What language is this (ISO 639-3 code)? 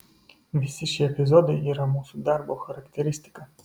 lit